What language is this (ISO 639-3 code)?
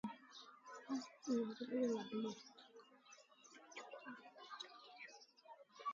sbn